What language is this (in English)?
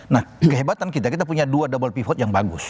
Indonesian